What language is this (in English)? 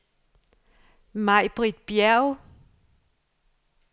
Danish